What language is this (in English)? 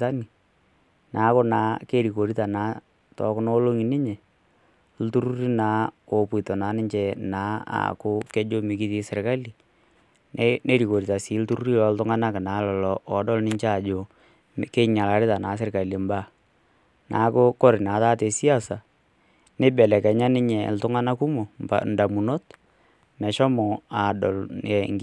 Masai